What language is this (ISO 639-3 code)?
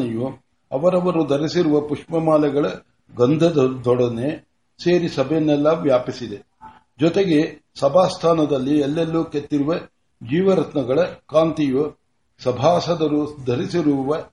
kan